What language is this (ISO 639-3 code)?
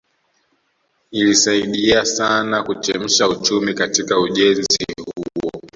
swa